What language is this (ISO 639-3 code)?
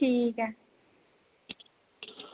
doi